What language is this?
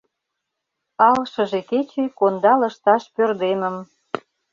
Mari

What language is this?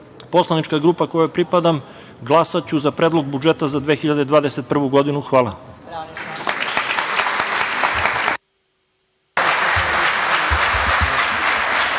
Serbian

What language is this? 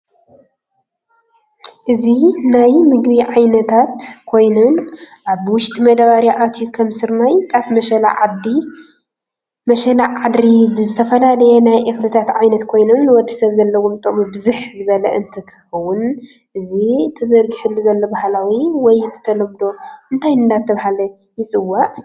Tigrinya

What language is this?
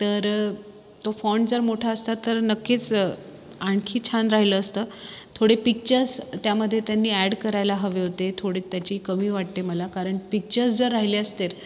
Marathi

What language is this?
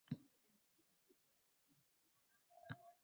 Uzbek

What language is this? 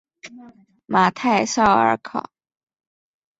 Chinese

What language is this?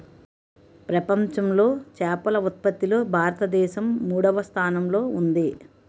Telugu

